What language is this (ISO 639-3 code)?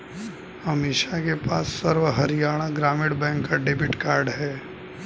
hin